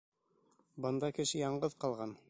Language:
Bashkir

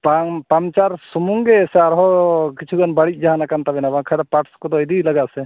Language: Santali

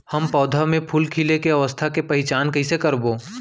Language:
Chhattisgarhi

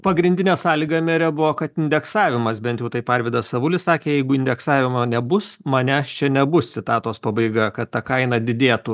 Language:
Lithuanian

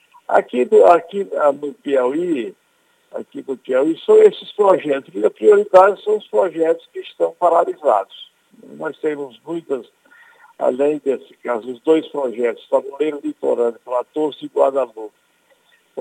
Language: Portuguese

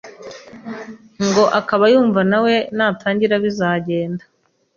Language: Kinyarwanda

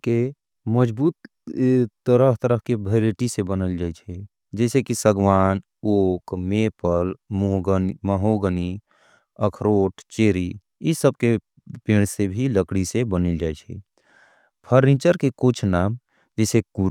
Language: Angika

